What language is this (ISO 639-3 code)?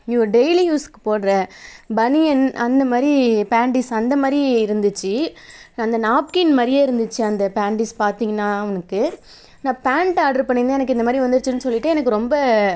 tam